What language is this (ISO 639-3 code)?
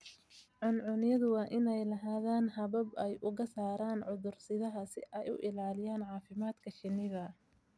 som